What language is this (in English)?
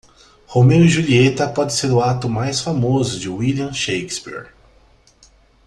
Portuguese